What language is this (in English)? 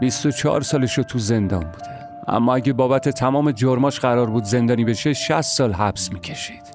Persian